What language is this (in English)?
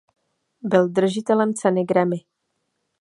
Czech